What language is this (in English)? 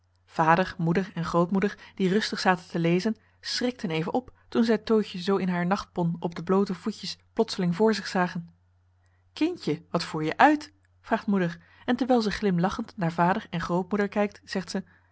Dutch